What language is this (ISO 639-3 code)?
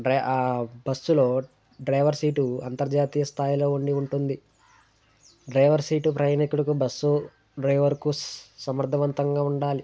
tel